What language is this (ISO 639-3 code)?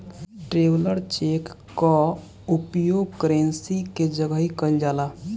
bho